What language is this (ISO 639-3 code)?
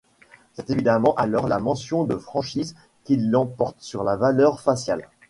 fra